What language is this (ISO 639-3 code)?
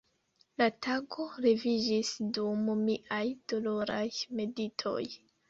epo